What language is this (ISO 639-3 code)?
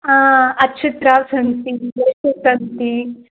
san